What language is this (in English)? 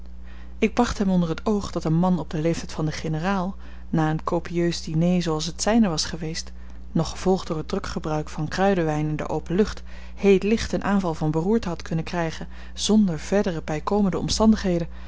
Dutch